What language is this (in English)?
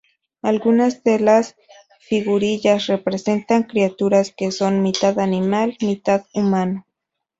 Spanish